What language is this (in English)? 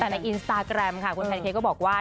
Thai